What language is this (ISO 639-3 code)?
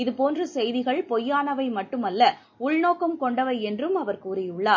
tam